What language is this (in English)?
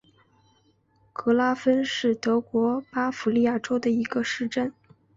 Chinese